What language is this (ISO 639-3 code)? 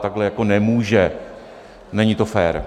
ces